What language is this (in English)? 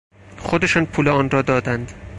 Persian